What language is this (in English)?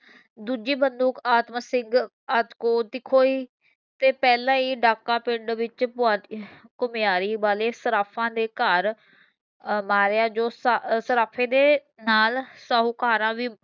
Punjabi